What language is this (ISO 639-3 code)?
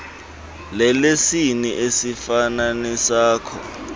xho